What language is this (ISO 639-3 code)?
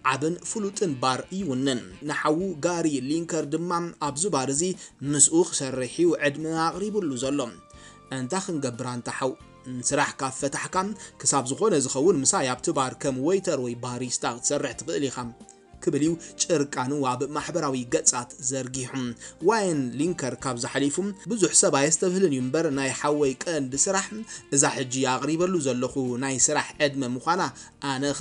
ara